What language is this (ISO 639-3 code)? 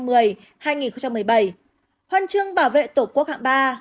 vie